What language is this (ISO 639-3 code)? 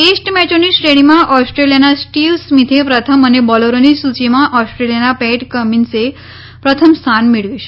guj